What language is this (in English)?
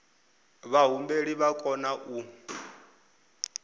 Venda